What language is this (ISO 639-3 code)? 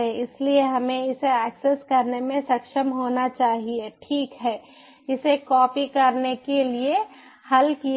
hin